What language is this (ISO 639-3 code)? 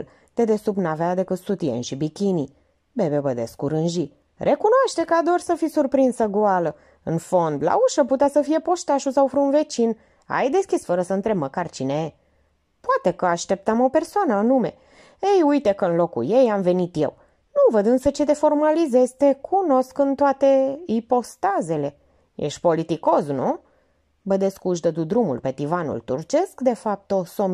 ron